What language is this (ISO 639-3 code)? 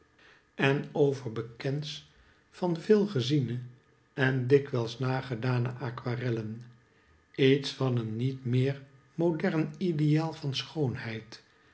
nld